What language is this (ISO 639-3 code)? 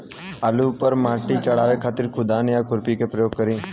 bho